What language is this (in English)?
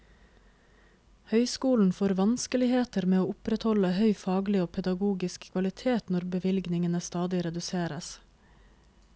Norwegian